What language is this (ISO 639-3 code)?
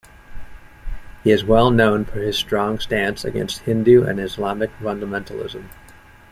eng